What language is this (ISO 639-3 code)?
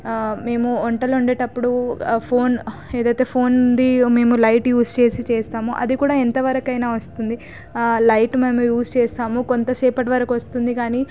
tel